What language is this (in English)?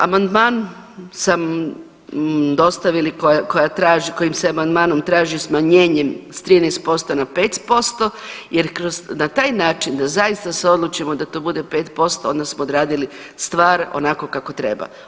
Croatian